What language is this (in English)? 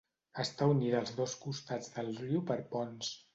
Catalan